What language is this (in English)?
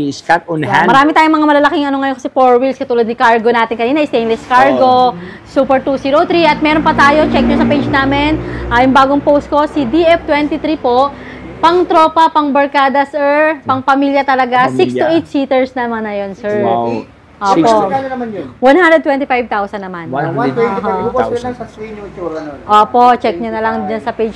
Filipino